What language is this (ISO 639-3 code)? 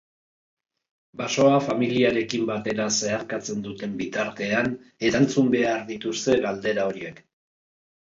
eus